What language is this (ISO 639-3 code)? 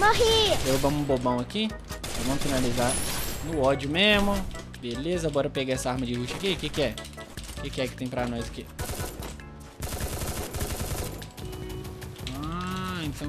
por